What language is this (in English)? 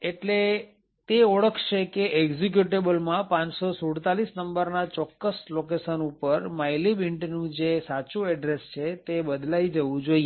Gujarati